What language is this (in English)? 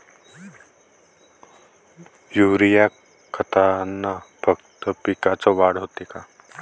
Marathi